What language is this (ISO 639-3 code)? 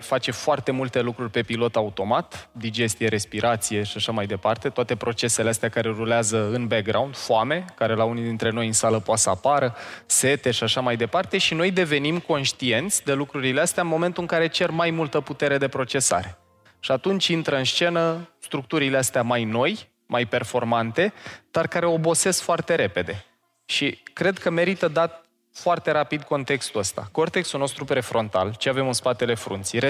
ron